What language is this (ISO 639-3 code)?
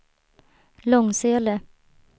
swe